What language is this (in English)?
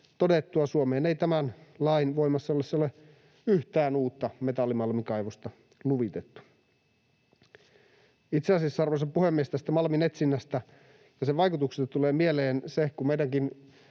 Finnish